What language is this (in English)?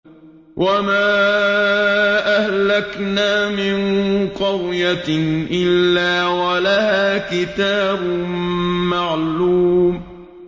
Arabic